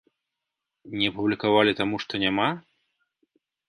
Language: Belarusian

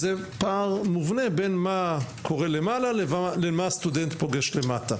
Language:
Hebrew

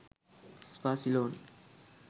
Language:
Sinhala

